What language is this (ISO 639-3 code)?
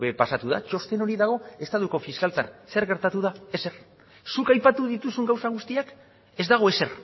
eus